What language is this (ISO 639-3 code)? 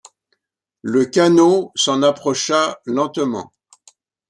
fra